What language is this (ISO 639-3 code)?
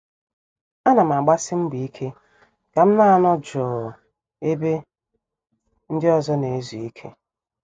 ibo